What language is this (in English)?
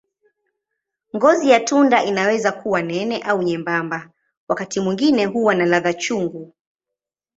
Swahili